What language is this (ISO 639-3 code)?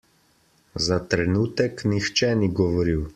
slv